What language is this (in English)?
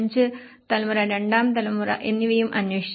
Malayalam